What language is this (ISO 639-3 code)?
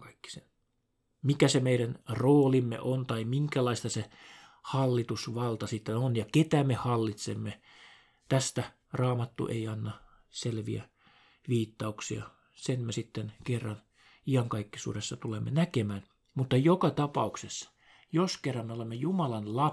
fin